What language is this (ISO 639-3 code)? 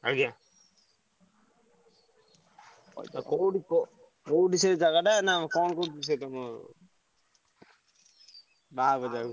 ori